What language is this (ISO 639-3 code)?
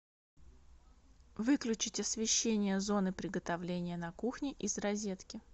rus